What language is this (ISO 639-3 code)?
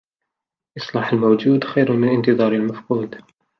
ara